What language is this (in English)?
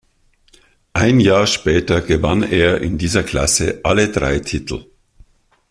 German